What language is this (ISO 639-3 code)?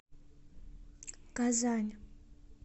rus